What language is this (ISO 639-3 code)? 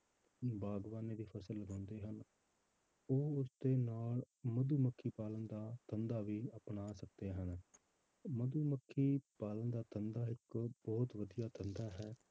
pan